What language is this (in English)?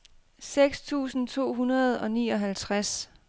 Danish